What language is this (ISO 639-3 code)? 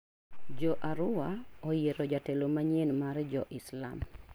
luo